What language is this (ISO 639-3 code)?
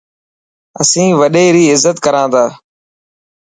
mki